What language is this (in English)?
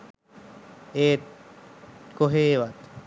Sinhala